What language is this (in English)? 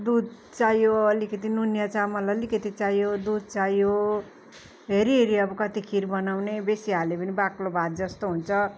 Nepali